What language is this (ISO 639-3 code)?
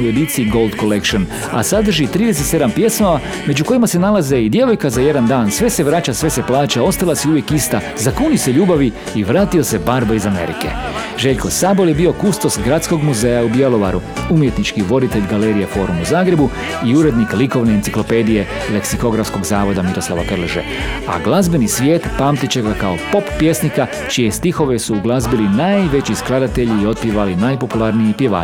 hrv